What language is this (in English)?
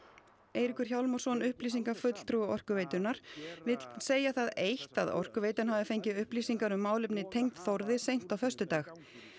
Icelandic